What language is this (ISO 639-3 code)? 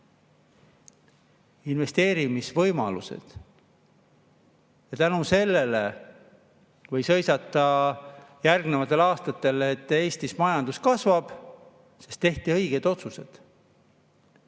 est